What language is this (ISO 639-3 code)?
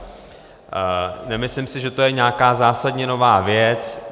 ces